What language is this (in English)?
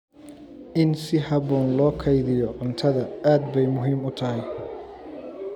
Somali